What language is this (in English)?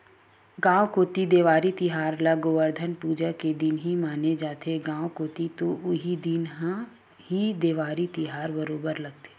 Chhattisgarhi